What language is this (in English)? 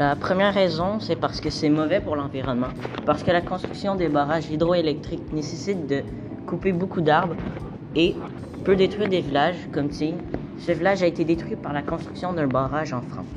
French